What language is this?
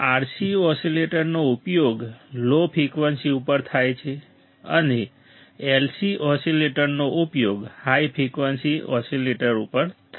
Gujarati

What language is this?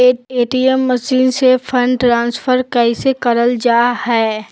Magahi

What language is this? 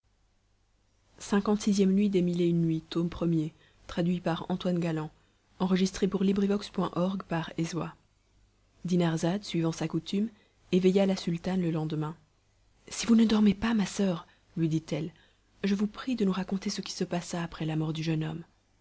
French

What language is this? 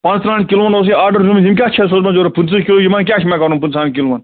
Kashmiri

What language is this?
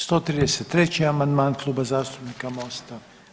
Croatian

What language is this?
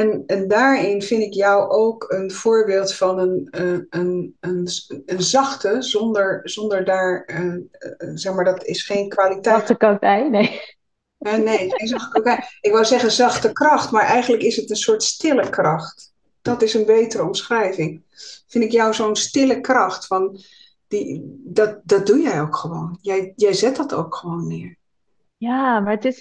Dutch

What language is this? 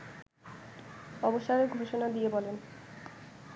Bangla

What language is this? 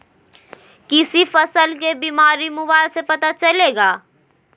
Magahi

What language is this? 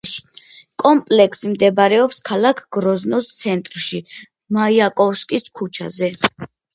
Georgian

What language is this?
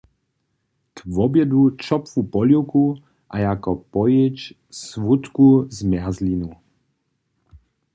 Upper Sorbian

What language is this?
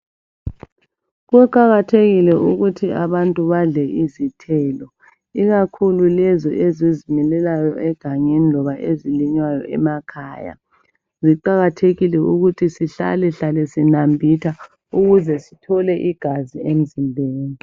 North Ndebele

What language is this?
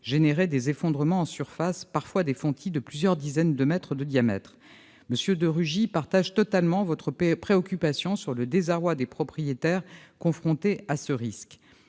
French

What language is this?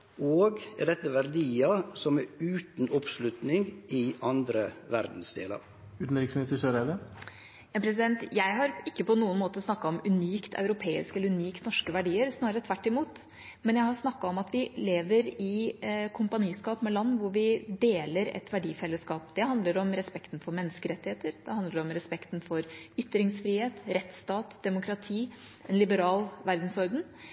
Norwegian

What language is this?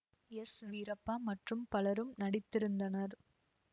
Tamil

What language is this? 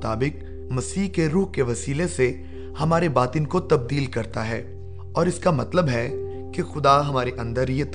Urdu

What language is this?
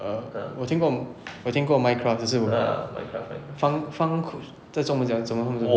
English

